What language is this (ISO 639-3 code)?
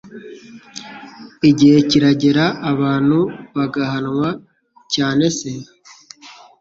kin